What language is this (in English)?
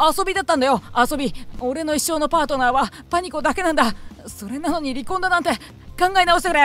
Japanese